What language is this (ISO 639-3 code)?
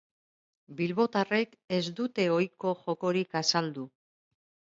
eus